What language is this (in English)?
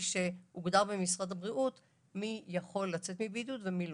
Hebrew